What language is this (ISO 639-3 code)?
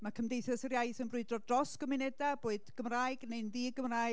cym